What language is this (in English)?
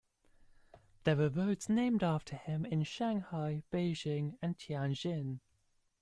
English